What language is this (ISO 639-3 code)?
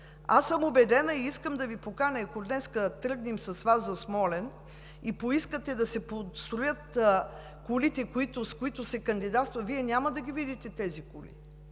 bul